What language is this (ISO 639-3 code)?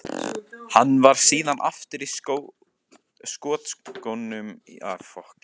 isl